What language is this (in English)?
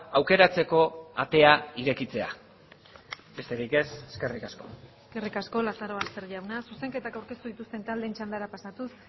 Basque